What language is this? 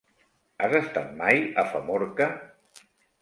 Catalan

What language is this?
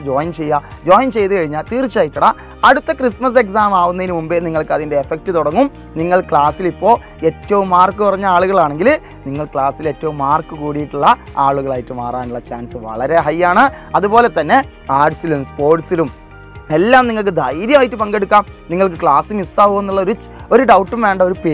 Malayalam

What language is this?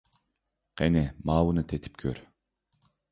Uyghur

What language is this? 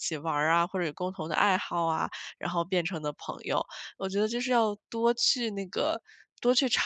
Chinese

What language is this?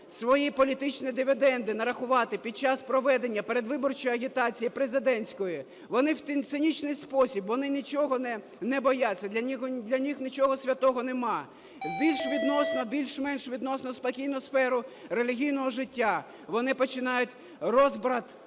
Ukrainian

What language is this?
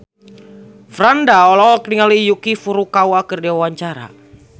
Sundanese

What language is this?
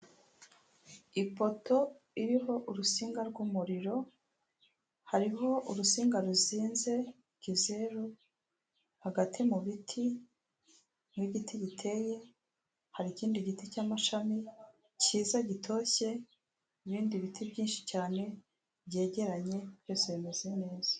Kinyarwanda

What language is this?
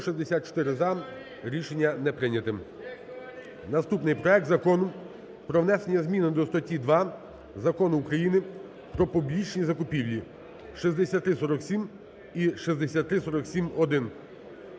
Ukrainian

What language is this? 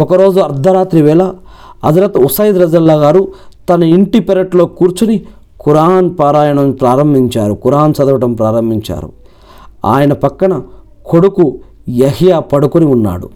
Telugu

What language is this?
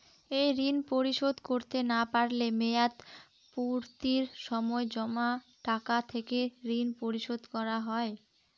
Bangla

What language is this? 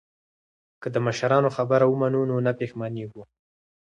Pashto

